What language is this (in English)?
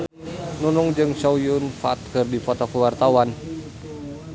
Sundanese